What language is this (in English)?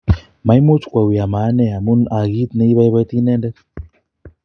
Kalenjin